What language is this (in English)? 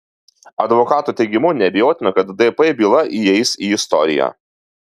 Lithuanian